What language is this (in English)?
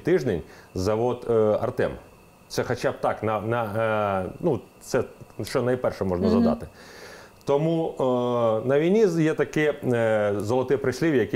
Ukrainian